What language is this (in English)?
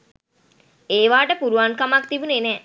Sinhala